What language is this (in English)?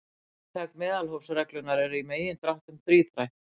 Icelandic